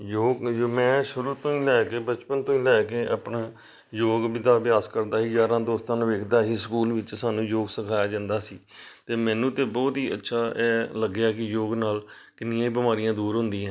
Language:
Punjabi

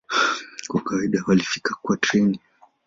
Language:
Swahili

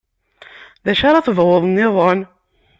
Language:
Kabyle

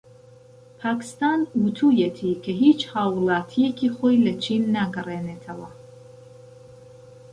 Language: Central Kurdish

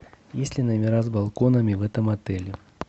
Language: Russian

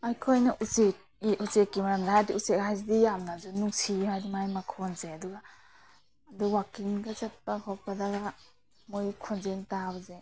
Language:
Manipuri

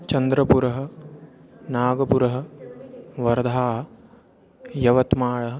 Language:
Sanskrit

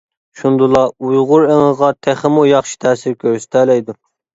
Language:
Uyghur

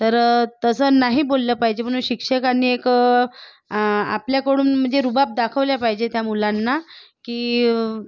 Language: Marathi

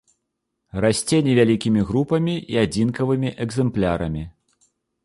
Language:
Belarusian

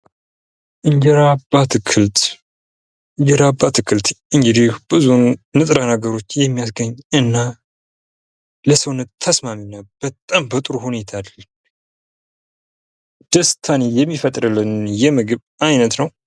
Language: Amharic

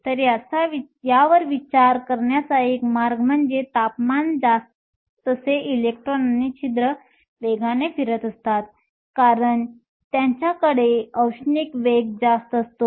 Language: Marathi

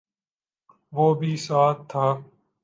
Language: Urdu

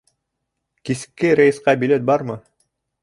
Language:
Bashkir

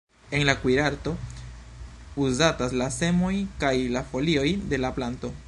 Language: Esperanto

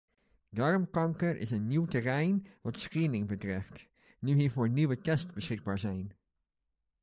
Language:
Dutch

